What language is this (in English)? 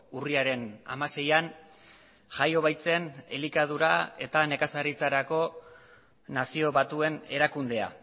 Basque